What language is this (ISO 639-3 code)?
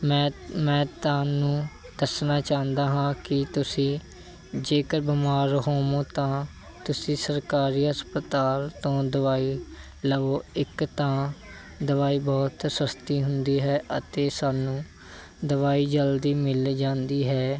pan